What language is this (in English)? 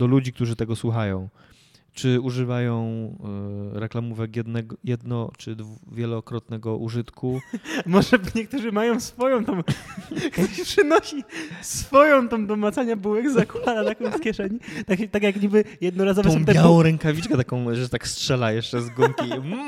Polish